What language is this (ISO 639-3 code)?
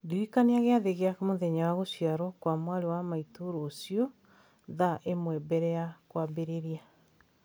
kik